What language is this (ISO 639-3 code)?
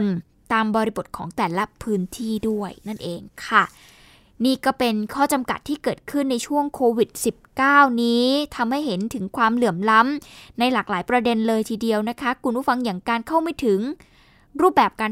tha